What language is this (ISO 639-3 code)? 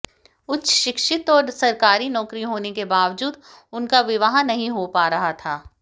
hin